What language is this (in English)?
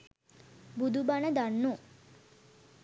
Sinhala